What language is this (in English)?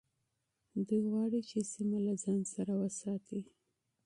Pashto